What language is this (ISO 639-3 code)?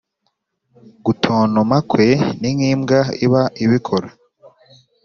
kin